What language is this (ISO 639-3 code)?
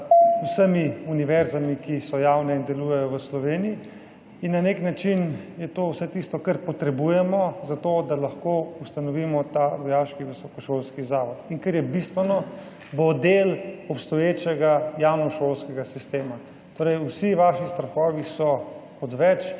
slv